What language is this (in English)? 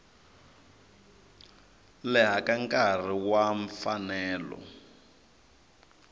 Tsonga